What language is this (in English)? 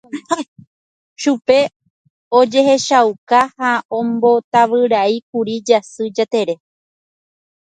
Guarani